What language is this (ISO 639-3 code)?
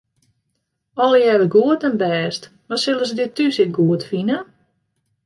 fry